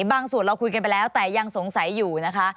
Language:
Thai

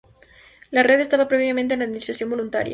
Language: Spanish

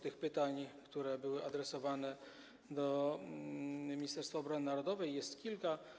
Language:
Polish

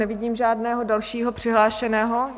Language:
Czech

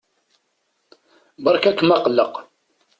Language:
Kabyle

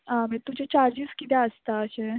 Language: Konkani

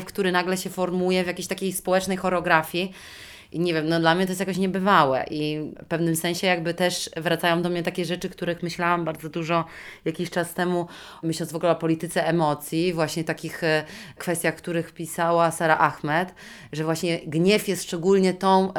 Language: Polish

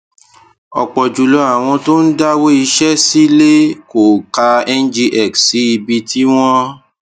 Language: Yoruba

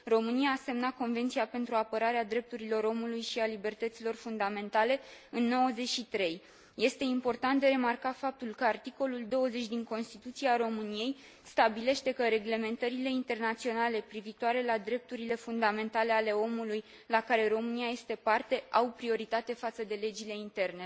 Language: Romanian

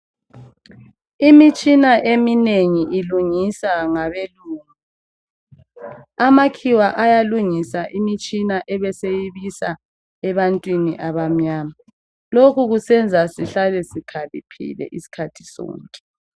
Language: North Ndebele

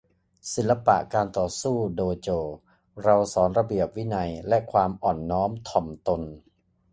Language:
Thai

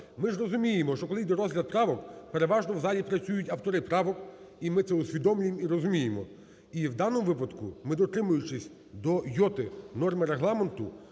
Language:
Ukrainian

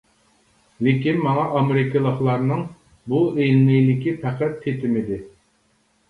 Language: Uyghur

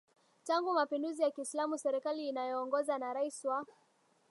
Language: Swahili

